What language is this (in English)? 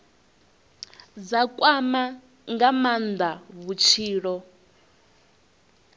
Venda